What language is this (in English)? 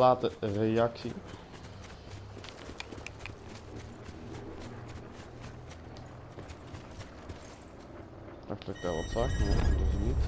Dutch